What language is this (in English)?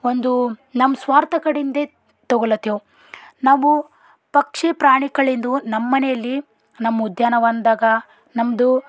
Kannada